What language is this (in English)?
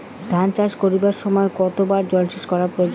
Bangla